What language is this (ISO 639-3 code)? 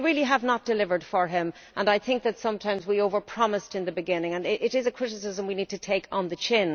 eng